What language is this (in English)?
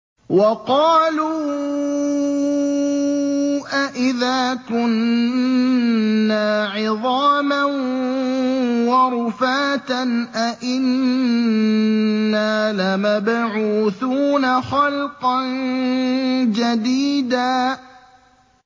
Arabic